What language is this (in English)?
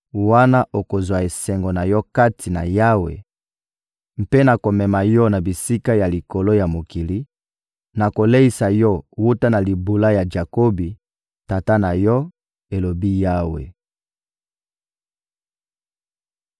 Lingala